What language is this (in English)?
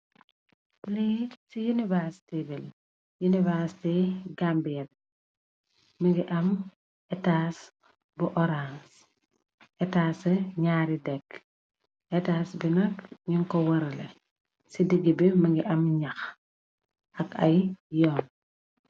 Wolof